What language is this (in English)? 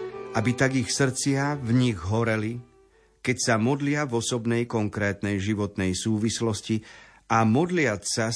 Slovak